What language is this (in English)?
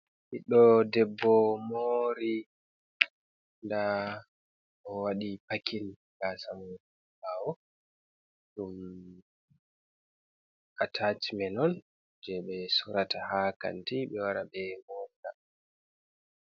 Fula